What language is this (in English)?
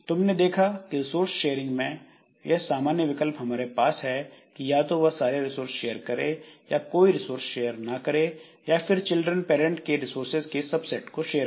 Hindi